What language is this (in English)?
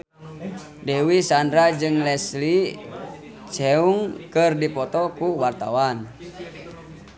Sundanese